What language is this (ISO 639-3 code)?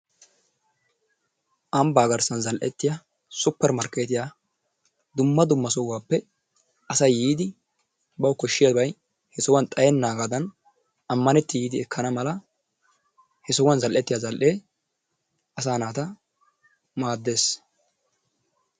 wal